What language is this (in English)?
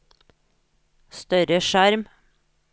Norwegian